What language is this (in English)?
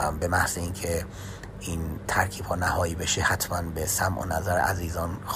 Persian